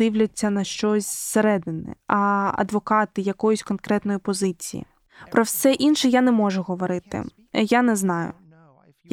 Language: Ukrainian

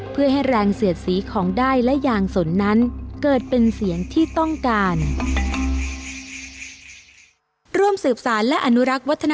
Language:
Thai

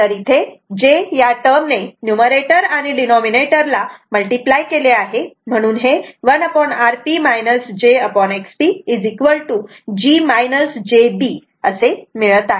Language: Marathi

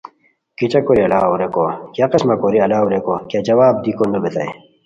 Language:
Khowar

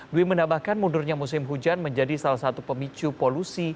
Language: Indonesian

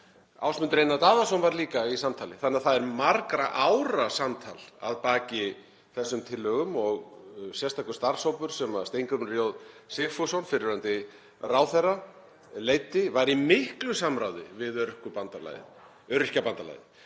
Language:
Icelandic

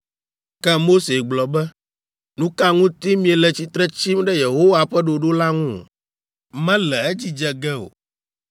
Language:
Ewe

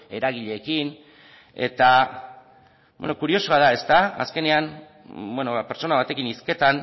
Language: Basque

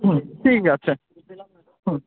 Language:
Bangla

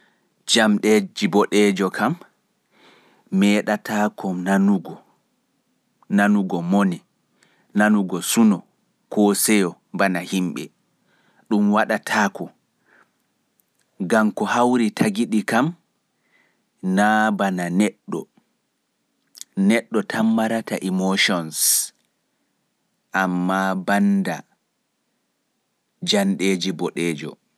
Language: Pular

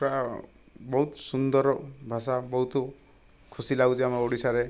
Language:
Odia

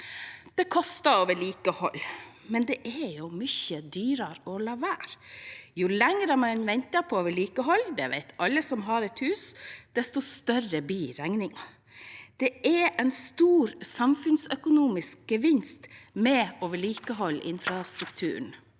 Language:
Norwegian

